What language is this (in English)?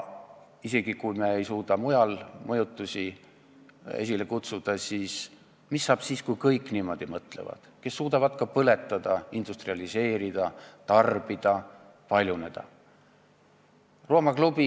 Estonian